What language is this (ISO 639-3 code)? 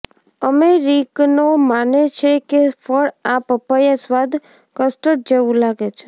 guj